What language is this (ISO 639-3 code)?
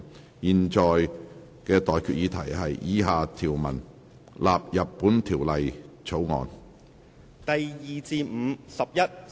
yue